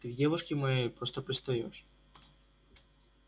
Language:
Russian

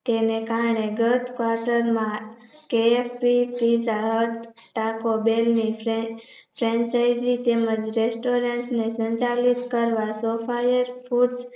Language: Gujarati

